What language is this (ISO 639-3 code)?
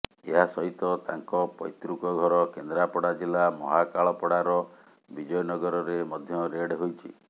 ori